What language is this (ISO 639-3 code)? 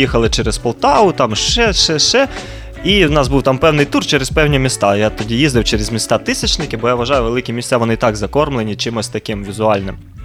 ukr